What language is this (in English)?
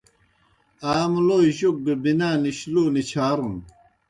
Kohistani Shina